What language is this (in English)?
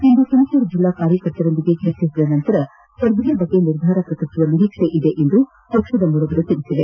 Kannada